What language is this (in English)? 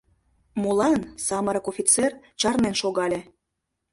Mari